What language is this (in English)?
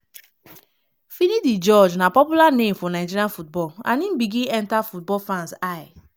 Nigerian Pidgin